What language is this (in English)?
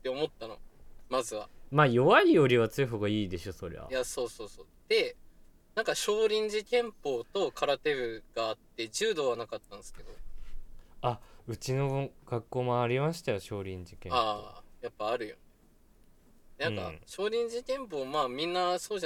Japanese